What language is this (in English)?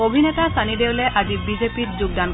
Assamese